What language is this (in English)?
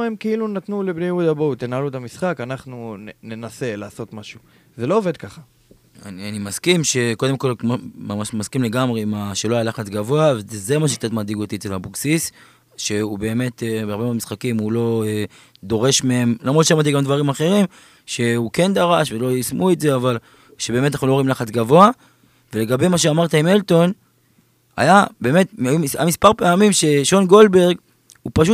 Hebrew